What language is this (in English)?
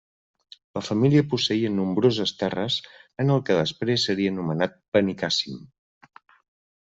Catalan